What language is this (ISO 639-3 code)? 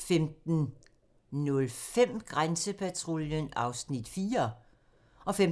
dan